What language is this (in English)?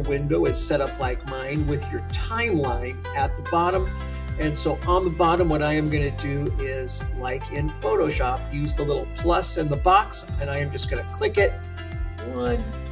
English